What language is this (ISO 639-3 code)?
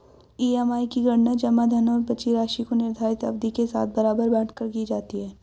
hin